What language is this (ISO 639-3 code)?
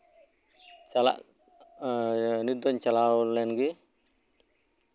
sat